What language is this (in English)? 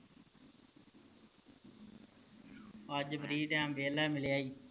Punjabi